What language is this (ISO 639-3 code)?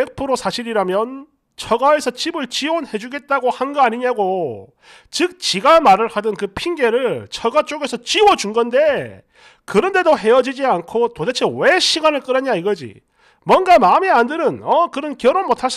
kor